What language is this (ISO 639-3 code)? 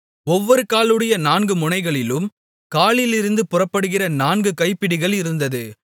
tam